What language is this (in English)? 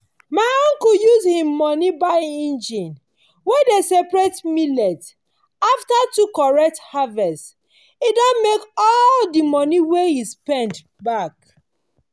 Nigerian Pidgin